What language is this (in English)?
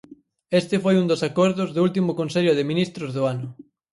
Galician